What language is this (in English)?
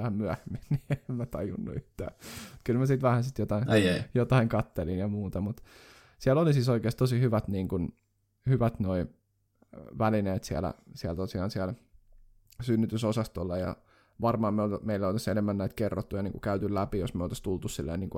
Finnish